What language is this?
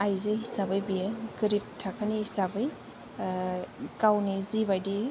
Bodo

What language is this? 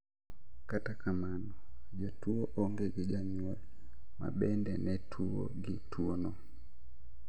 Luo (Kenya and Tanzania)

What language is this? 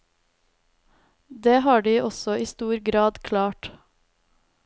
Norwegian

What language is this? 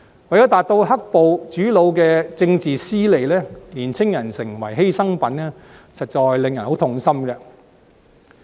Cantonese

